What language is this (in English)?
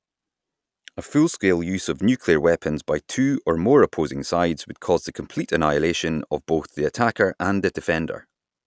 English